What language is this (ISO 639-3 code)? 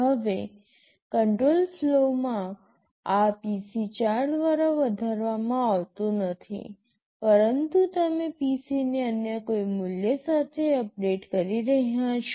guj